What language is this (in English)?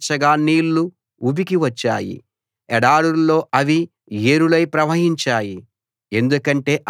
Telugu